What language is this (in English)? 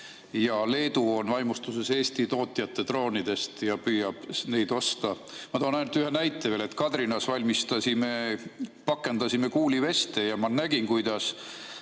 Estonian